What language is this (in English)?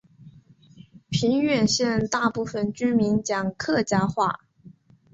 Chinese